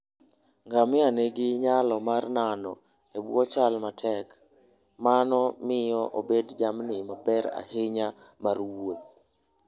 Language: Luo (Kenya and Tanzania)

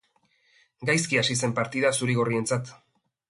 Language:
Basque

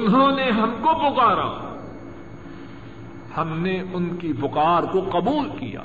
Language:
Urdu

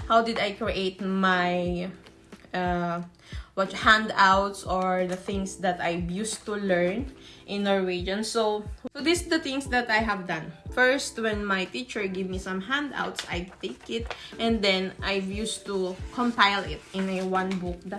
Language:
English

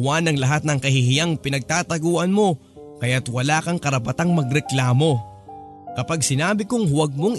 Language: Filipino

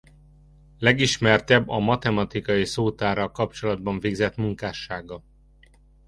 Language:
Hungarian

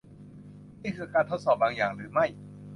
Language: Thai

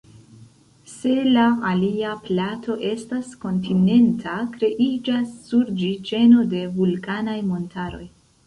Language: Esperanto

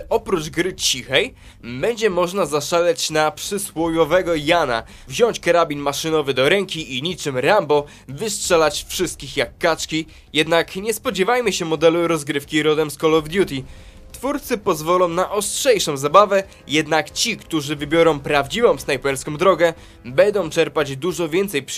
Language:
Polish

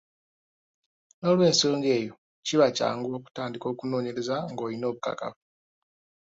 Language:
Ganda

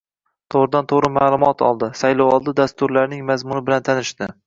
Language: Uzbek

